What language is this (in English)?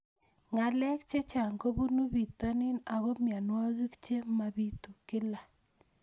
Kalenjin